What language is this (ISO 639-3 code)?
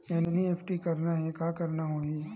hne